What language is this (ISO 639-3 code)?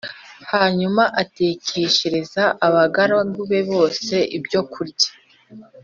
kin